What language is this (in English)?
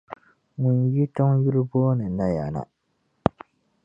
Dagbani